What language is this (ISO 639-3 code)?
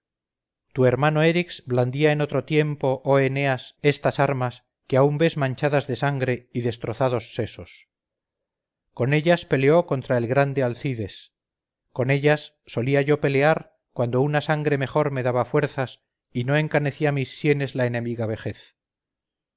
spa